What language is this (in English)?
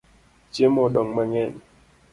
Luo (Kenya and Tanzania)